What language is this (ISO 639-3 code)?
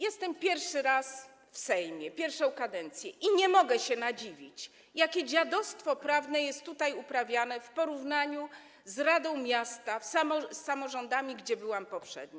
pol